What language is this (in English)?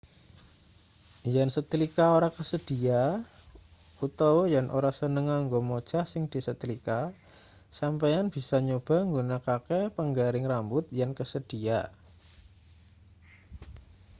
Javanese